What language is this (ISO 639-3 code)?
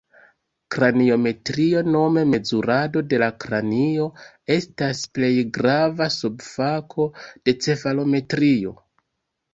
epo